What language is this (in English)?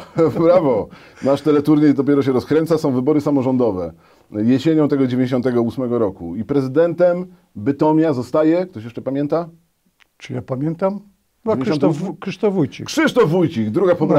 Polish